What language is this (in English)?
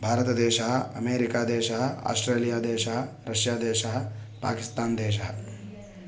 Sanskrit